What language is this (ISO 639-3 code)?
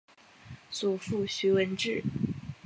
zho